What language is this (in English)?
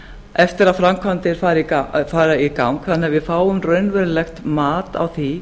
Icelandic